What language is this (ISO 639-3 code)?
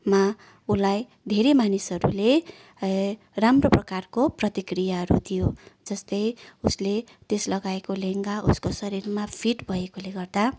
nep